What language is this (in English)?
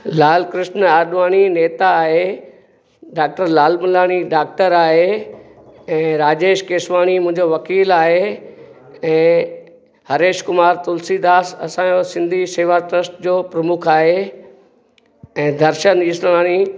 Sindhi